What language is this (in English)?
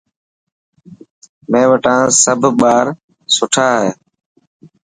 Dhatki